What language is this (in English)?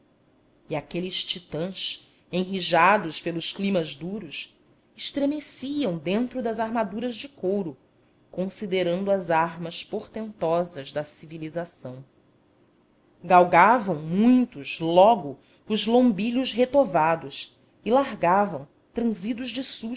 Portuguese